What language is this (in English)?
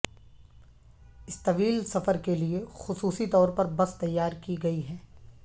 Urdu